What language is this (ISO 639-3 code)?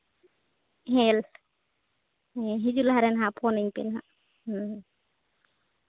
sat